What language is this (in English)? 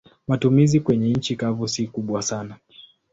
Swahili